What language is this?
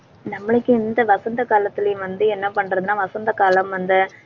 Tamil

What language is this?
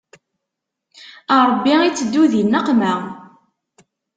Kabyle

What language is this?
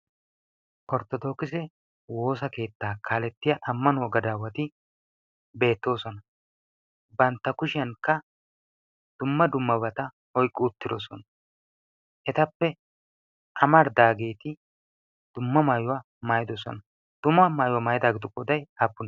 Wolaytta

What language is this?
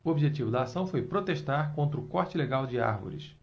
Portuguese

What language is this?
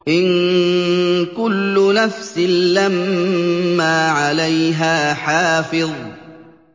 Arabic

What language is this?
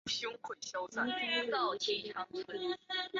Chinese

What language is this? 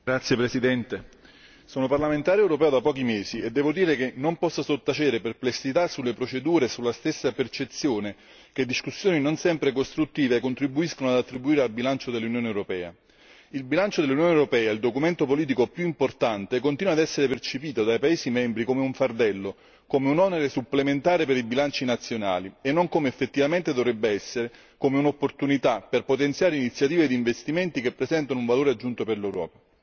Italian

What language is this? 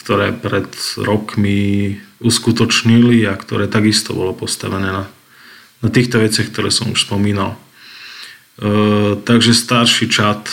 Slovak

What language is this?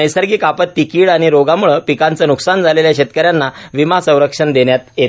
Marathi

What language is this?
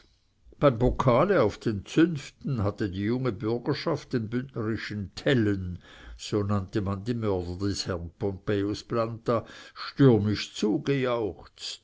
German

